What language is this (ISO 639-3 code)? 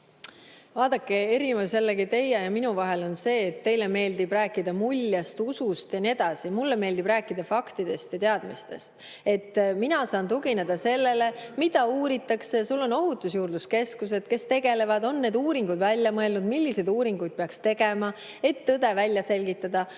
est